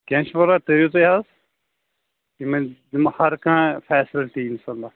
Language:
Kashmiri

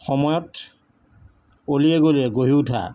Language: Assamese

